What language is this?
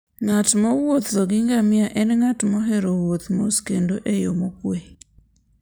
Luo (Kenya and Tanzania)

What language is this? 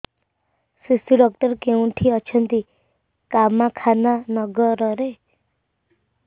Odia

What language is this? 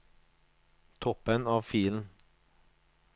Norwegian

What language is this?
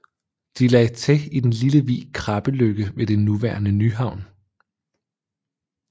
Danish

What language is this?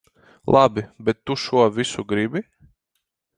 Latvian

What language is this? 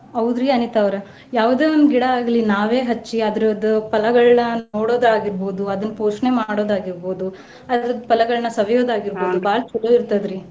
Kannada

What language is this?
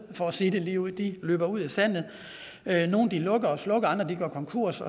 Danish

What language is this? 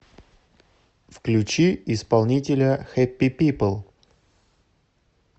Russian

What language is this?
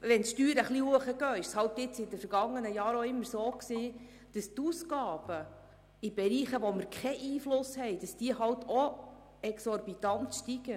Swiss German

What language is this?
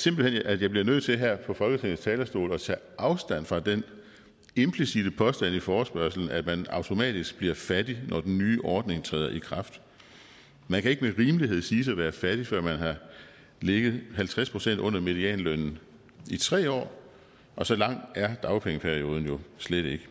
Danish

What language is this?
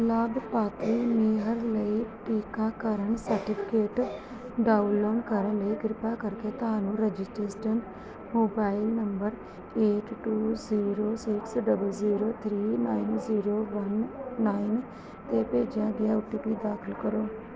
Punjabi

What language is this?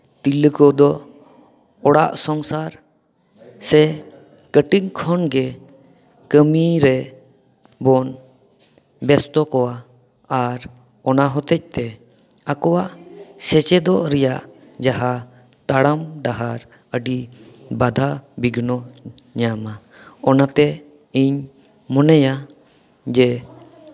Santali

